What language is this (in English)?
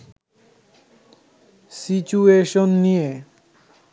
Bangla